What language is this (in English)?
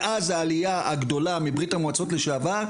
Hebrew